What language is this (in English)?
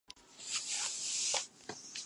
Japanese